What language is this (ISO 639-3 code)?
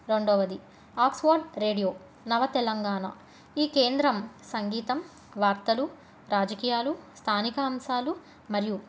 tel